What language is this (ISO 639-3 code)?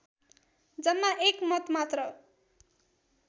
nep